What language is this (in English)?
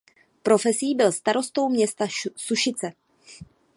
Czech